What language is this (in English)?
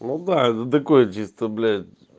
Russian